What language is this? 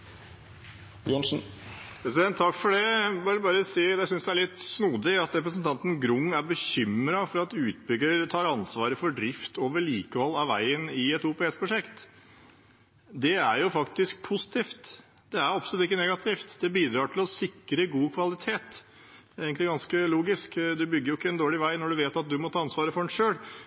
Norwegian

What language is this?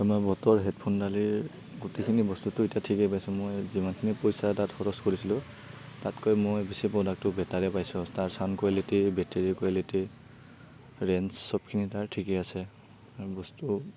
Assamese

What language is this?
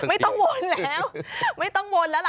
Thai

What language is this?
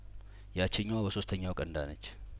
Amharic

